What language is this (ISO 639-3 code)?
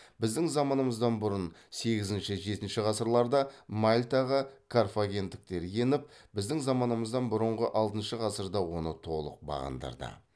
kaz